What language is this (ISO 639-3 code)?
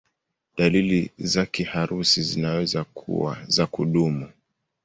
swa